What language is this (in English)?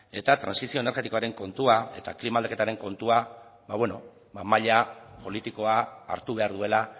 Basque